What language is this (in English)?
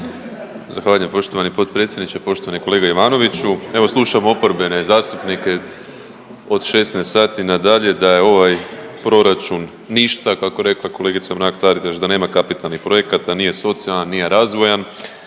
Croatian